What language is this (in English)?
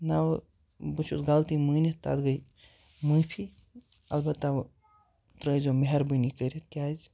Kashmiri